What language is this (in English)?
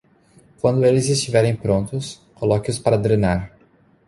Portuguese